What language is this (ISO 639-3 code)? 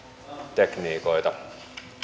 fin